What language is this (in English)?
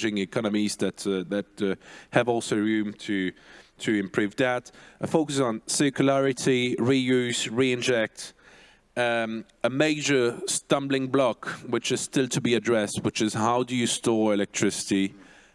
English